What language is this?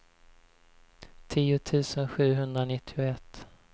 Swedish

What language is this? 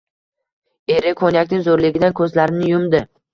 Uzbek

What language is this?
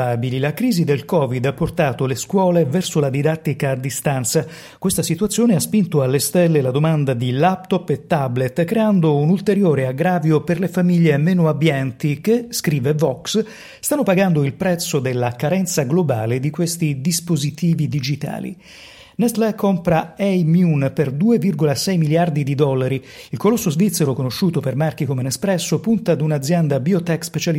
Italian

